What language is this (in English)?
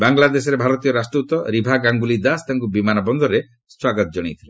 Odia